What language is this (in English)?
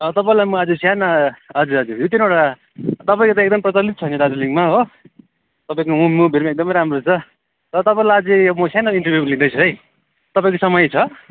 Nepali